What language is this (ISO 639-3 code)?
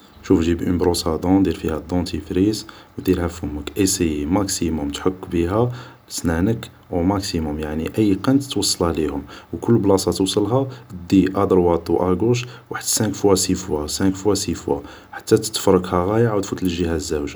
arq